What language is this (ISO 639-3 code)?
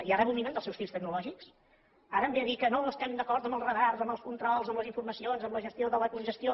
cat